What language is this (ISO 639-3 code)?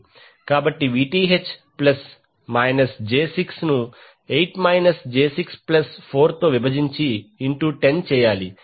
tel